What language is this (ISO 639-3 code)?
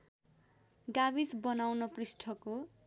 nep